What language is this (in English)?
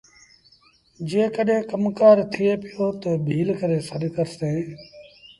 Sindhi Bhil